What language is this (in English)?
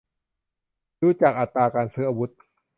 Thai